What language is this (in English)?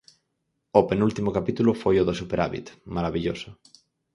Galician